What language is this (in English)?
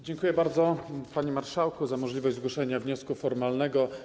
Polish